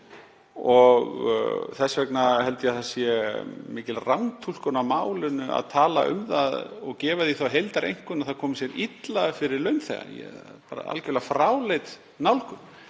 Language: Icelandic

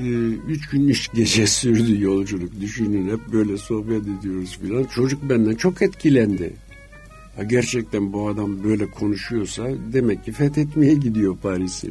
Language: Turkish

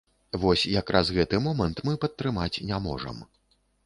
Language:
Belarusian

